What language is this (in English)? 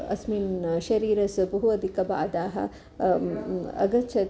Sanskrit